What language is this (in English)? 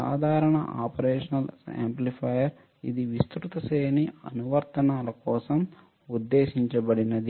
Telugu